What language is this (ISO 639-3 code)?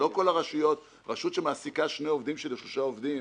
heb